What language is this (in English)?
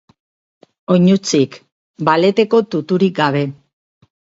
Basque